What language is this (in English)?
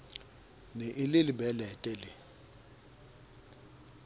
Southern Sotho